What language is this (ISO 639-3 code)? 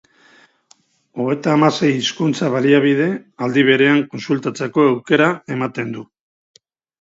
eus